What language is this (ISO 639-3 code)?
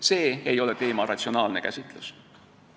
est